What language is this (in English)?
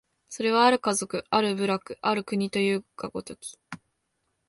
Japanese